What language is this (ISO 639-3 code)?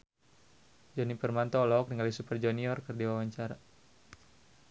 sun